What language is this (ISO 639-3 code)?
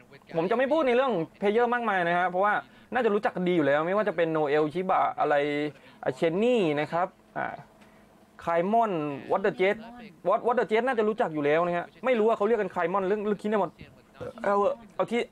tha